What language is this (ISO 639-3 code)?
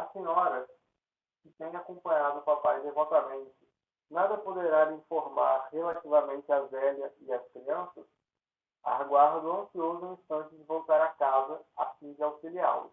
por